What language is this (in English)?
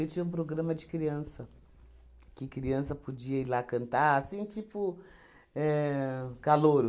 Portuguese